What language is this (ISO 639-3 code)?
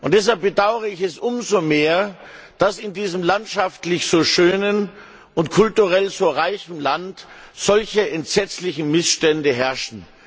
deu